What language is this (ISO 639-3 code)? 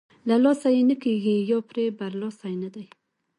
pus